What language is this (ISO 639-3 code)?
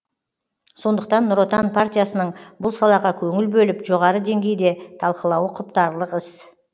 kaz